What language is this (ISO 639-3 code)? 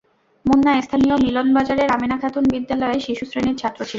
ben